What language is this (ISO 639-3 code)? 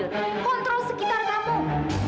ind